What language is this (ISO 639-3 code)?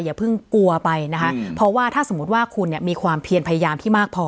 tha